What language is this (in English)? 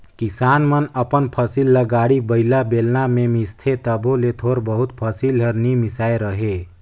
Chhattisgarhi